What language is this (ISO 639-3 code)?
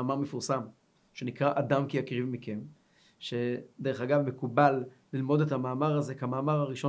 heb